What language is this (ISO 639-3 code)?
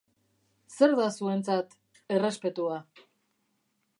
eus